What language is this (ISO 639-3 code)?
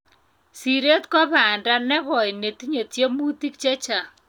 kln